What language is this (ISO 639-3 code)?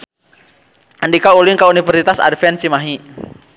sun